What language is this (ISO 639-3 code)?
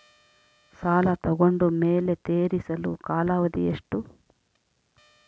kan